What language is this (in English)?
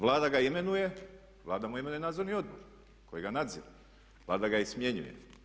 Croatian